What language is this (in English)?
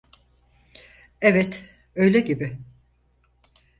Turkish